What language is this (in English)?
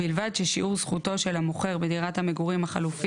Hebrew